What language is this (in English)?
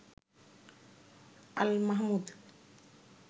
Bangla